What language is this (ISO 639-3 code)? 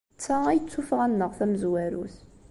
kab